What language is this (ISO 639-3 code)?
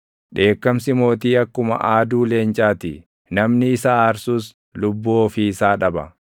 orm